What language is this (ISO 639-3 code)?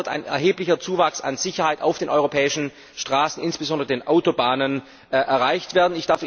deu